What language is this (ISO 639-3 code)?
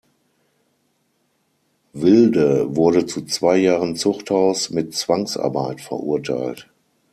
deu